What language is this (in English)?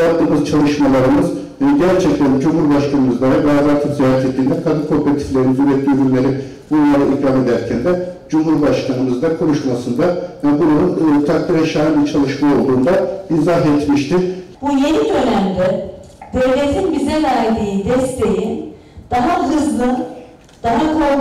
Turkish